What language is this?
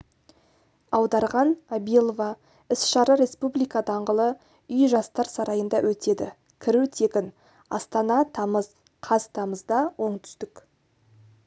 Kazakh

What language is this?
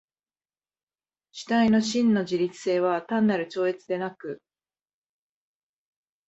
Japanese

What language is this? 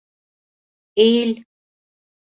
Turkish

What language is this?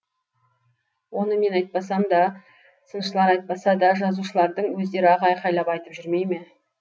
Kazakh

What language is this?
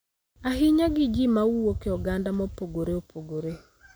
Luo (Kenya and Tanzania)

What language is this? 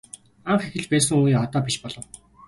Mongolian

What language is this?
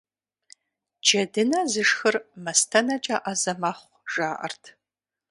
Kabardian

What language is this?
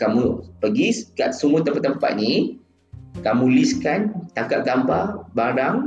Malay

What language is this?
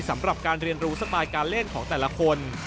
Thai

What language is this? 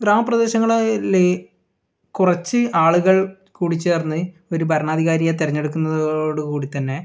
Malayalam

